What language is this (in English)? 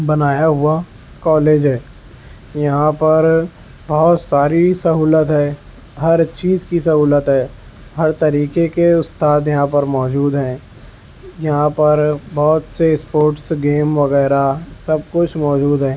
Urdu